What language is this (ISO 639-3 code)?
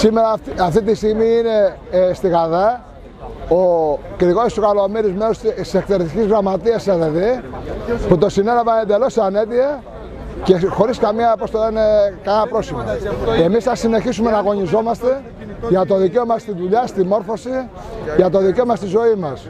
ell